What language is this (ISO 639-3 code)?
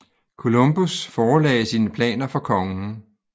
dan